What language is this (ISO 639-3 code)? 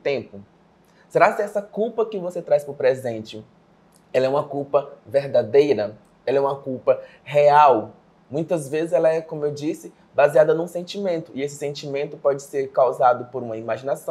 por